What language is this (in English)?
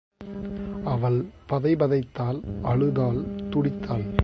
Tamil